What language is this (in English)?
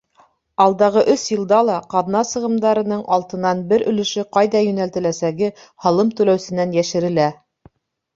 Bashkir